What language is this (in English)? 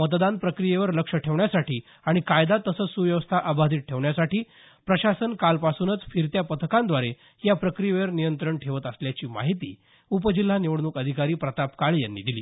Marathi